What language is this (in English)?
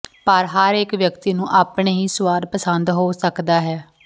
Punjabi